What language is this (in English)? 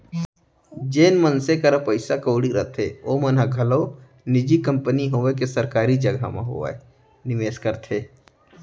Chhattisgarhi